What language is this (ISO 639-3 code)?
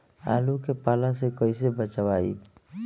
bho